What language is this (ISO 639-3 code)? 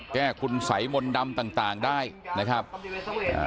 tha